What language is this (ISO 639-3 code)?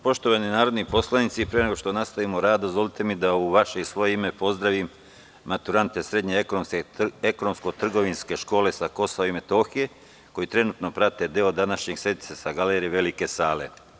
srp